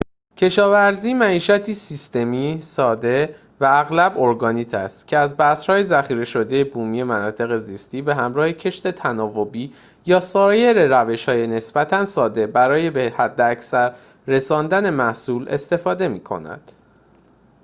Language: Persian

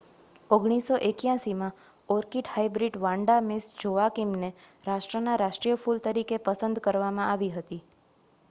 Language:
Gujarati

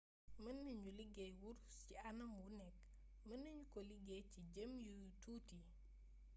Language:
Wolof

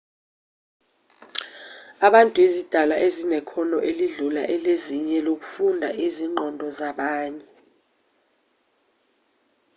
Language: Zulu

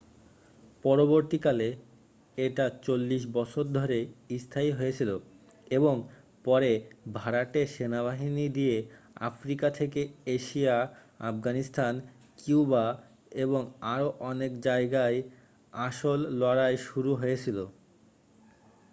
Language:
Bangla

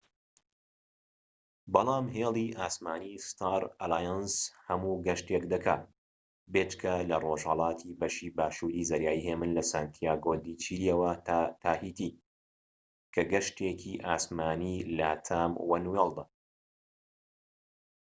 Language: Central Kurdish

